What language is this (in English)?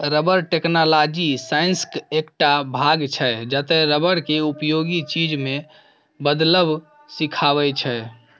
Maithili